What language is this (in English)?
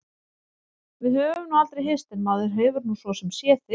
Icelandic